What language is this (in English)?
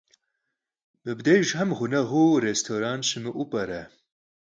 Kabardian